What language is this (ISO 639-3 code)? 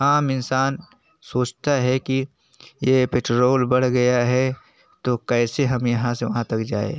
hin